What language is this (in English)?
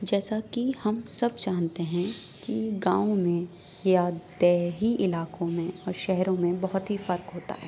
Urdu